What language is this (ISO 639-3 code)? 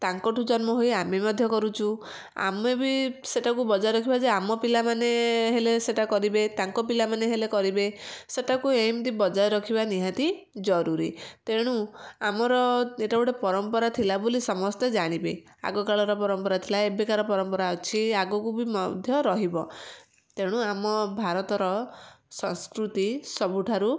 ori